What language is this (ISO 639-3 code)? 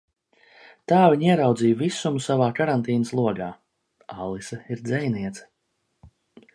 lav